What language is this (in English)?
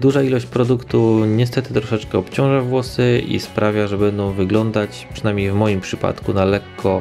Polish